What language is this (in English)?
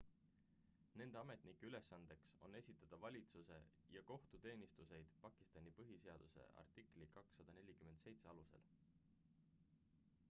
Estonian